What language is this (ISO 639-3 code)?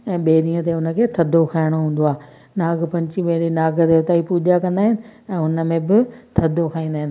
snd